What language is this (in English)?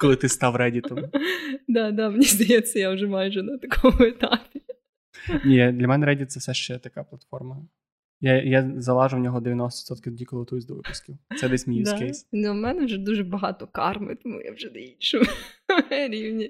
Ukrainian